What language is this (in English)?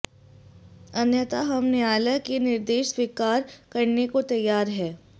Hindi